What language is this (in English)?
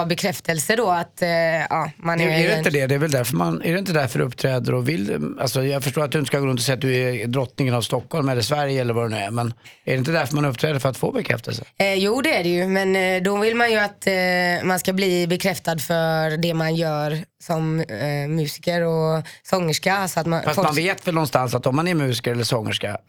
Swedish